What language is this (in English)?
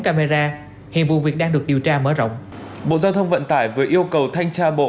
Vietnamese